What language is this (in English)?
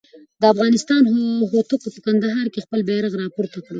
Pashto